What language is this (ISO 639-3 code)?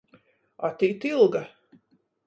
ltg